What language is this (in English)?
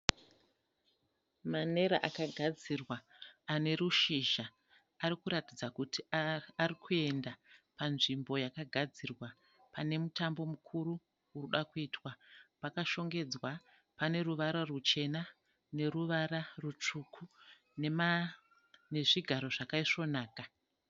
Shona